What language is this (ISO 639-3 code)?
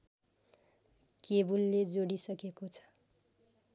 nep